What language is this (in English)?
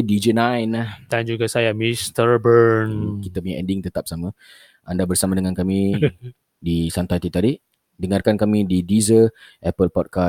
Malay